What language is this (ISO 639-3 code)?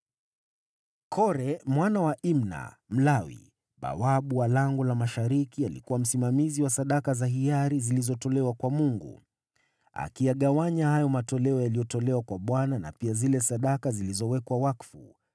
swa